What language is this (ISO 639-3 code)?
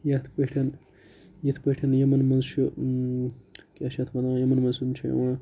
kas